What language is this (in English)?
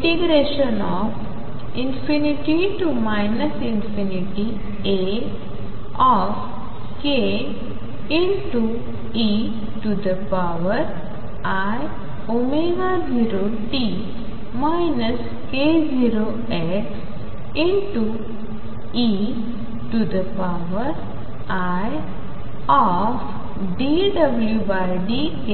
Marathi